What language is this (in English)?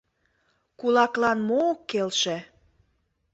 Mari